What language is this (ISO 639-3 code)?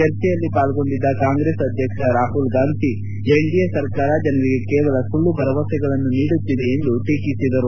kan